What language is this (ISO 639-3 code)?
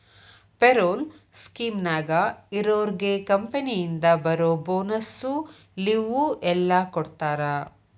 kan